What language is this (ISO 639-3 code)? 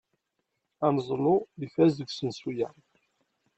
kab